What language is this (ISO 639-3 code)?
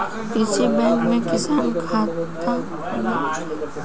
bho